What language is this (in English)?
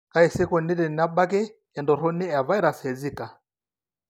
Masai